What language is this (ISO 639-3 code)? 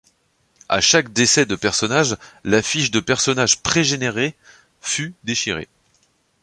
fra